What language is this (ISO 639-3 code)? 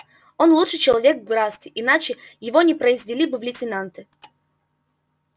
rus